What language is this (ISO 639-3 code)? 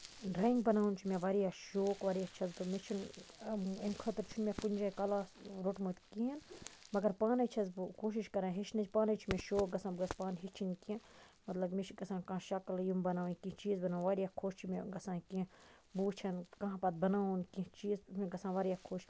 kas